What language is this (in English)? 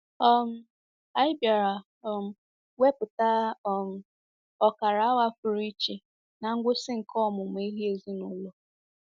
Igbo